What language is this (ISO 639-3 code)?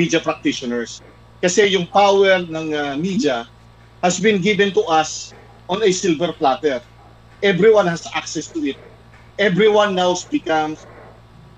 fil